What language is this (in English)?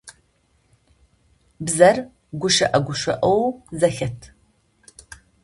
Adyghe